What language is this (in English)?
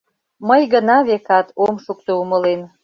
Mari